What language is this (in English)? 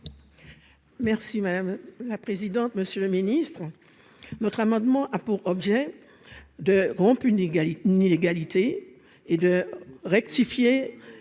French